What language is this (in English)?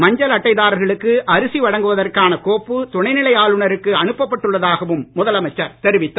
Tamil